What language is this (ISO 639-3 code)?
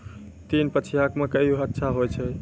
mai